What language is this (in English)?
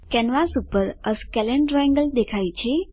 Gujarati